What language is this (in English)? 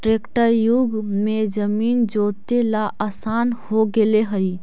Magahi